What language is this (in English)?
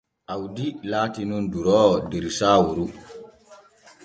Borgu Fulfulde